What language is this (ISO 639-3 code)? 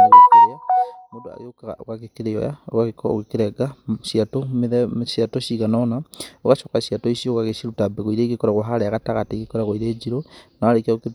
kik